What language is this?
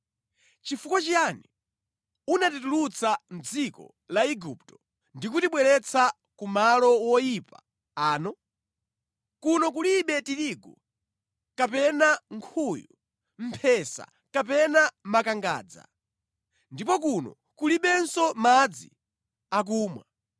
Nyanja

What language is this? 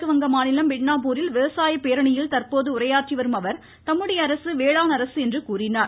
Tamil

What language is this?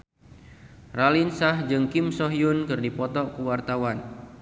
Sundanese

